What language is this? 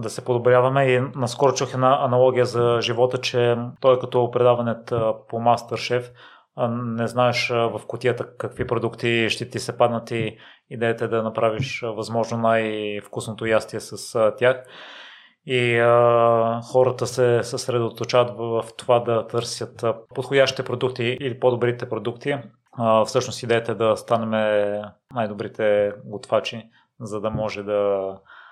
Bulgarian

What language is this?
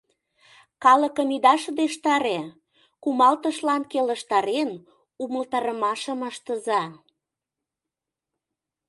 Mari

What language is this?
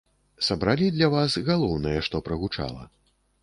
Belarusian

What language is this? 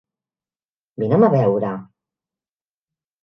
Catalan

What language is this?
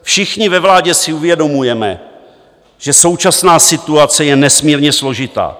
Czech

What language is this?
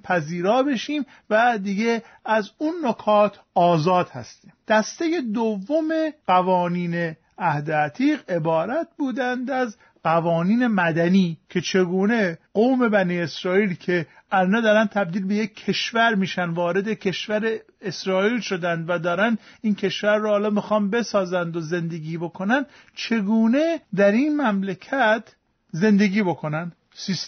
Persian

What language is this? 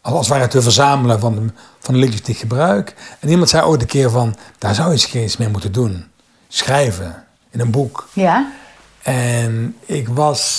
Dutch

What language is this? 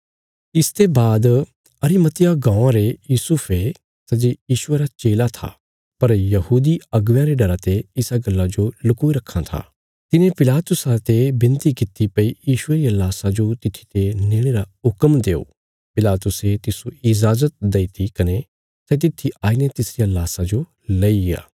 Bilaspuri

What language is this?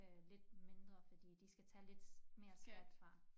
Danish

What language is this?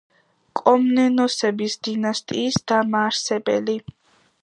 Georgian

